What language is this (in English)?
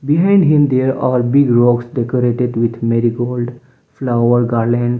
English